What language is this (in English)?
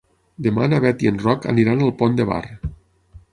Catalan